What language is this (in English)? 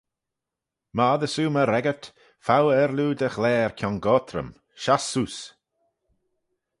Manx